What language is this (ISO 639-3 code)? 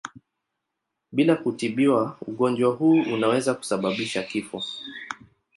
swa